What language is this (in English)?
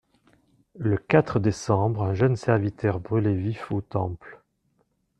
French